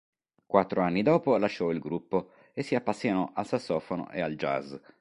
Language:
Italian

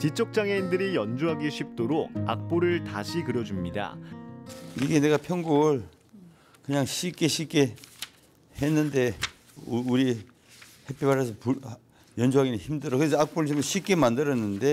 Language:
Korean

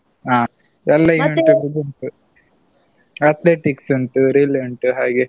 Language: Kannada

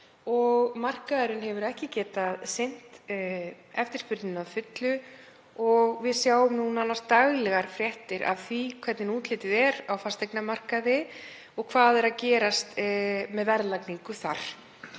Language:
Icelandic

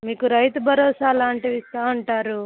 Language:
Telugu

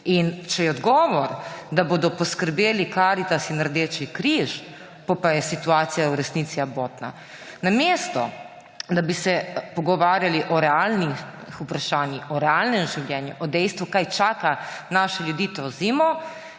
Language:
Slovenian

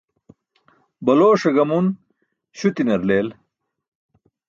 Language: Burushaski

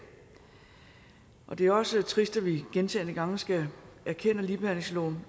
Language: Danish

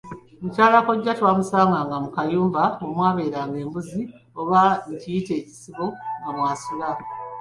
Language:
Ganda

